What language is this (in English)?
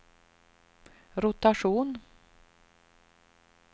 Swedish